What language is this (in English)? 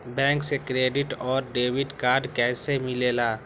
Magahi